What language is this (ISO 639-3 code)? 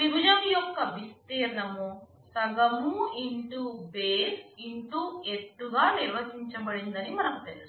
tel